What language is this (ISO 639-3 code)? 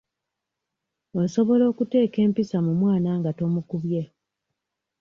lug